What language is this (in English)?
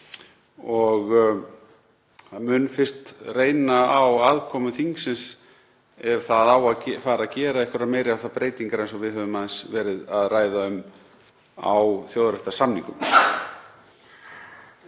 Icelandic